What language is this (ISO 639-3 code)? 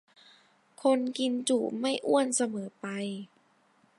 tha